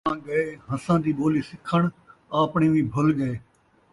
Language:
Saraiki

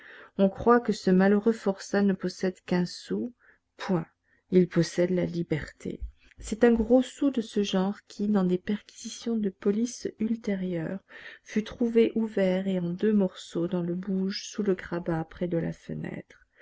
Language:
French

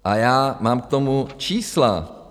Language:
Czech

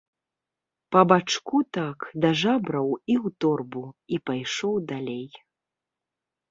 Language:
Belarusian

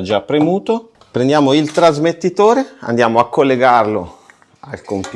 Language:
Italian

